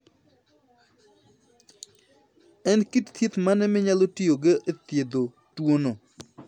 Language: Luo (Kenya and Tanzania)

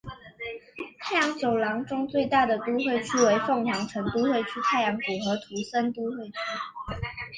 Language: Chinese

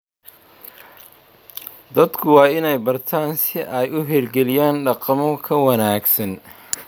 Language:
Somali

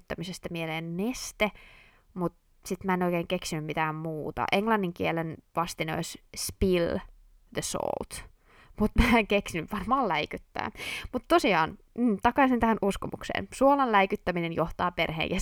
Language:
Finnish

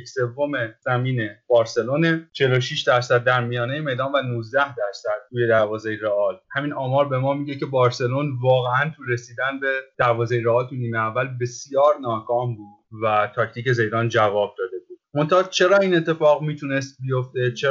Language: Persian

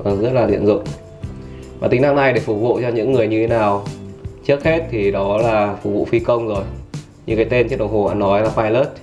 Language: Vietnamese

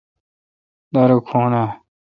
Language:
Kalkoti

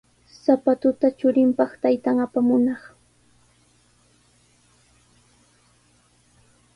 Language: Sihuas Ancash Quechua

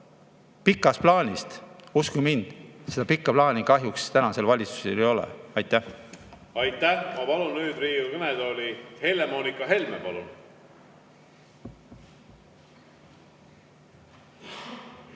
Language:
Estonian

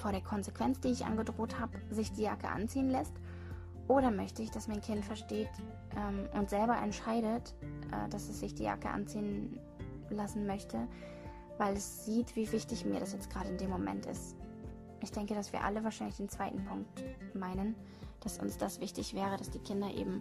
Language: German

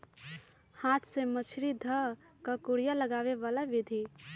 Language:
Magahi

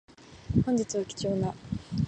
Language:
Japanese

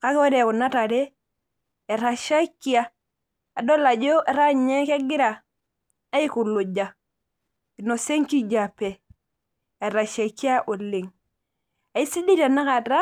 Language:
Masai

